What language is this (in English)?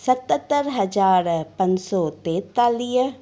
Sindhi